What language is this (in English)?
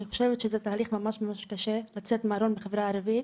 Hebrew